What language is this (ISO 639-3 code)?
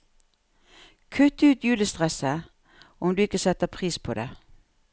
nor